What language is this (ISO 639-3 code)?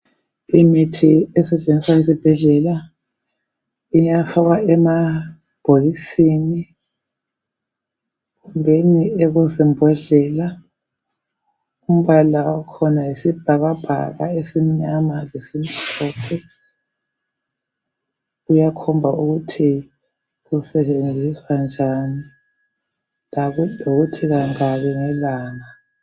nde